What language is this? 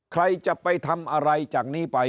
Thai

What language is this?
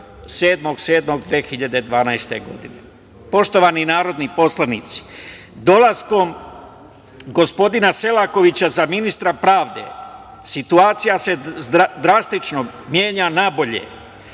Serbian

